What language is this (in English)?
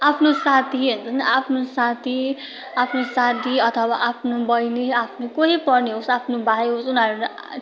Nepali